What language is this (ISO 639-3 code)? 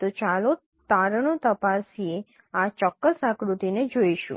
guj